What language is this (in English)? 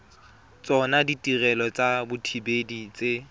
Tswana